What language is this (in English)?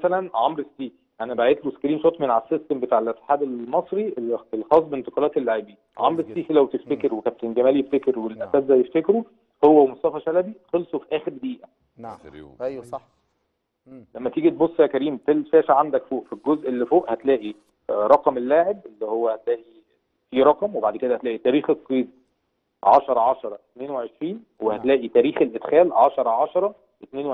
Arabic